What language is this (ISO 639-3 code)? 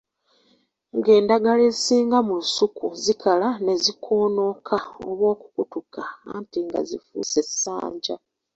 lug